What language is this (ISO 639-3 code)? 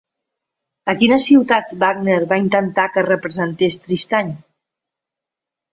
cat